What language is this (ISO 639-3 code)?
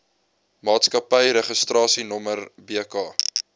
afr